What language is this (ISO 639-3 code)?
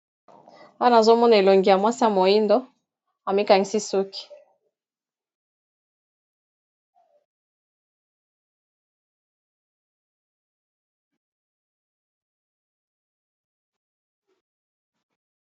lin